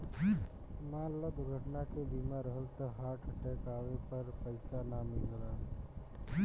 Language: Bhojpuri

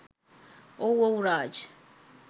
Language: Sinhala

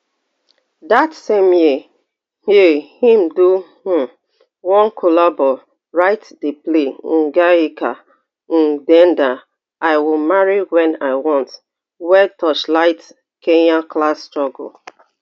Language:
Nigerian Pidgin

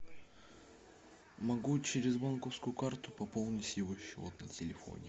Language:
Russian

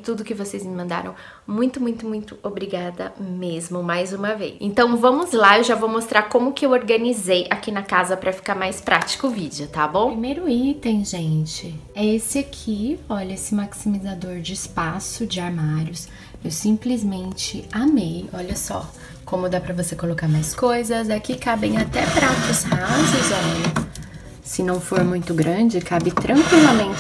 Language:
Portuguese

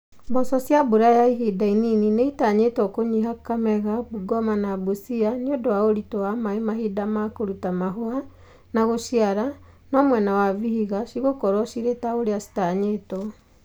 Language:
Kikuyu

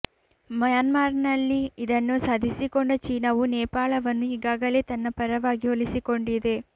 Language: Kannada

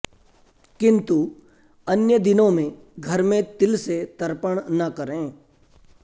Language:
Sanskrit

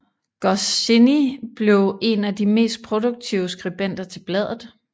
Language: Danish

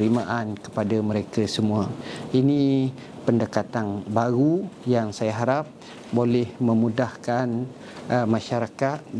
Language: Malay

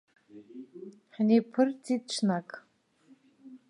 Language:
Abkhazian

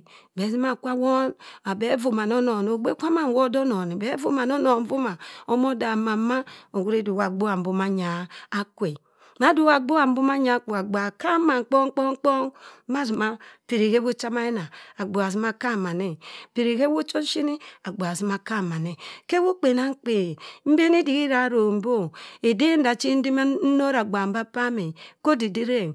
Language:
Cross River Mbembe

